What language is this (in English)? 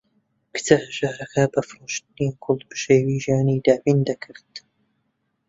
Central Kurdish